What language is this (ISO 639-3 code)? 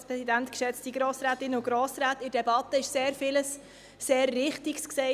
gsw